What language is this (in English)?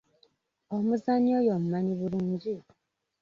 Ganda